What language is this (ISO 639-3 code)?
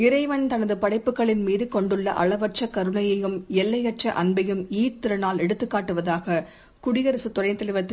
tam